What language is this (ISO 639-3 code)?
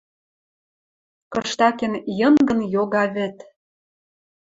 mrj